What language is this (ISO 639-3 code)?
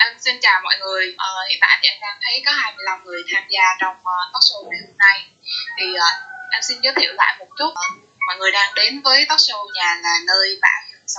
vie